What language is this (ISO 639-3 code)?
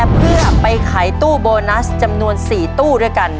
tha